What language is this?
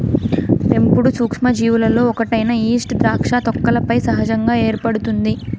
Telugu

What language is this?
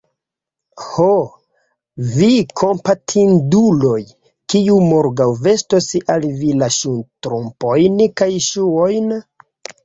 Esperanto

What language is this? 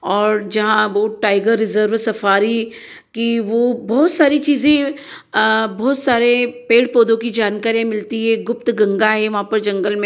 Hindi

